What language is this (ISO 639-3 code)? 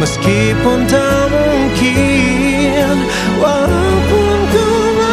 ind